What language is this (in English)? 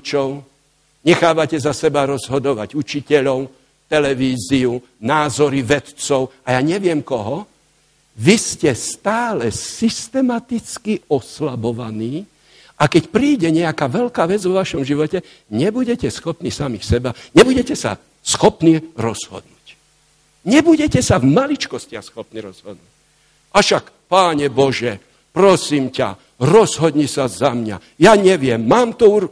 Slovak